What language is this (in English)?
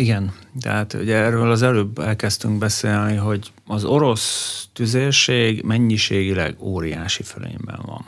Hungarian